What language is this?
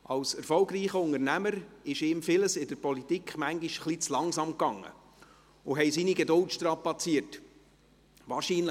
Swiss German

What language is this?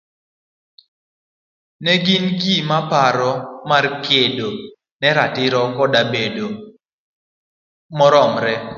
Luo (Kenya and Tanzania)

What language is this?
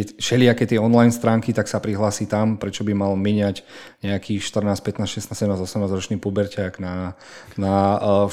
Slovak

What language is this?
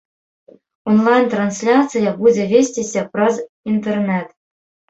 Belarusian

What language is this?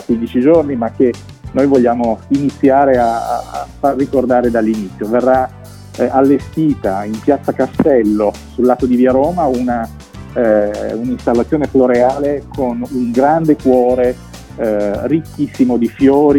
Italian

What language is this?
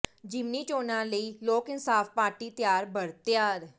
Punjabi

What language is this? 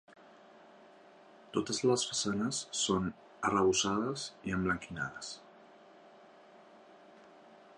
Catalan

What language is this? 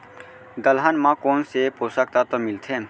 Chhattisgarhi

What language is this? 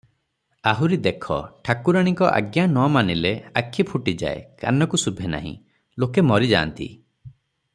Odia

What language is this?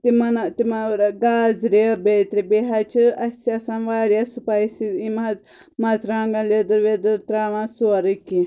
Kashmiri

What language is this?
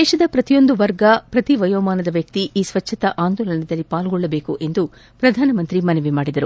Kannada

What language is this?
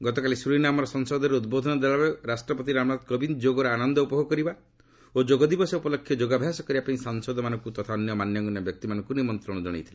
Odia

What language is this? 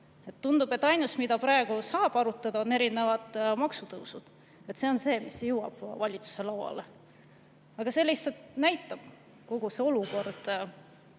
Estonian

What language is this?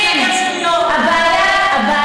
Hebrew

